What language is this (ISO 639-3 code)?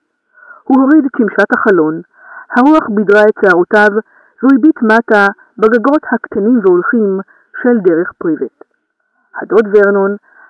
heb